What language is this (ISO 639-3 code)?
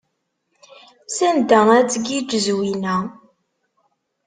kab